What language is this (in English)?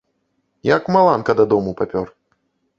Belarusian